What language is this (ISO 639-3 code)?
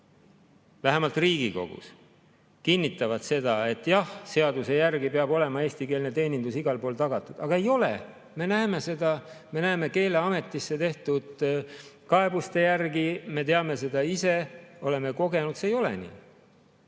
est